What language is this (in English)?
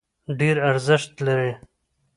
Pashto